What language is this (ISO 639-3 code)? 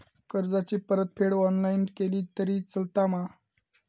mar